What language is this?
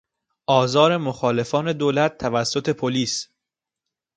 Persian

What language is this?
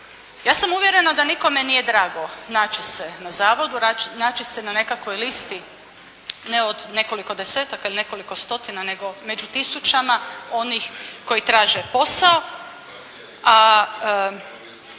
Croatian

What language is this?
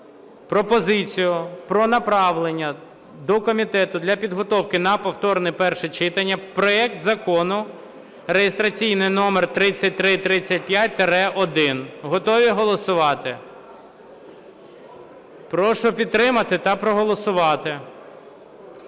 Ukrainian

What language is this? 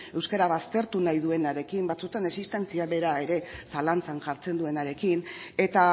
Basque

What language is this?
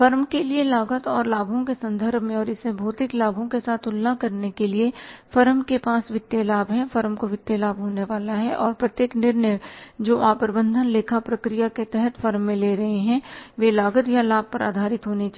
Hindi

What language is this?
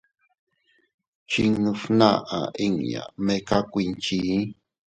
Teutila Cuicatec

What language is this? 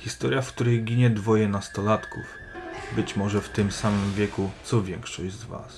Polish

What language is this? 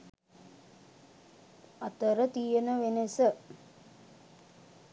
Sinhala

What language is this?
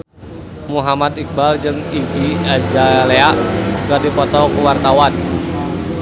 Sundanese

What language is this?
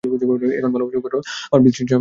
Bangla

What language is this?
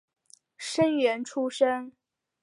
Chinese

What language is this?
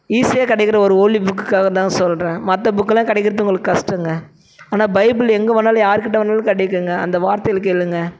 Tamil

